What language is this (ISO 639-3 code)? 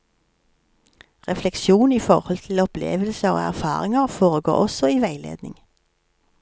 nor